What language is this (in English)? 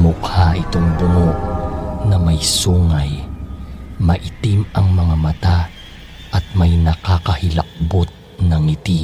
Filipino